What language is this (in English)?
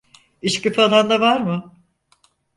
Turkish